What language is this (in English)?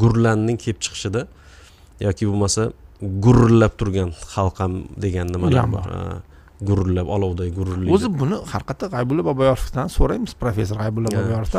Turkish